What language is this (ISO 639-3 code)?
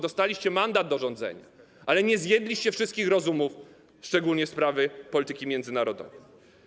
pol